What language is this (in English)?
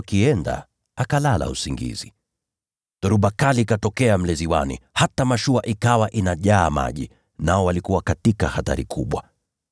Swahili